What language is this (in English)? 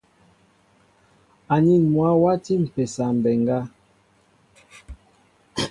Mbo (Cameroon)